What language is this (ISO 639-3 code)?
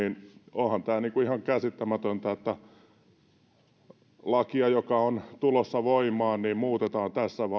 fin